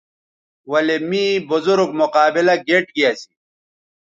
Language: Bateri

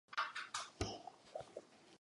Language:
Czech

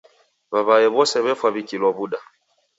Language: Taita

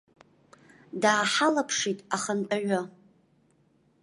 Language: Abkhazian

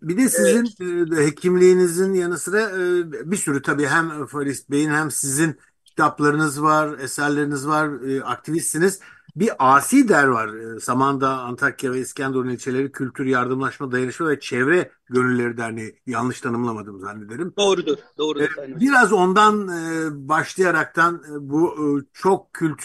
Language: Turkish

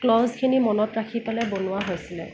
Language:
Assamese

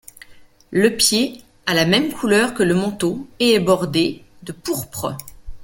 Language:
French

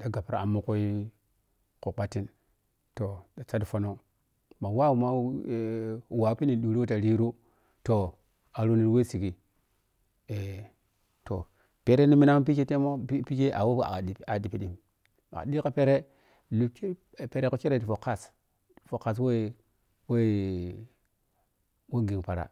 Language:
Piya-Kwonci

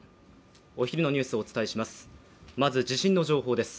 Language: Japanese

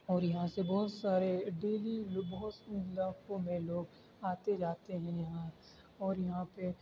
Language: Urdu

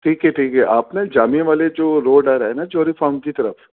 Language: Urdu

